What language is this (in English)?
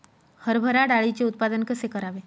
Marathi